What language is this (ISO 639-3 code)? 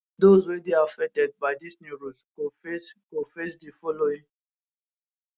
pcm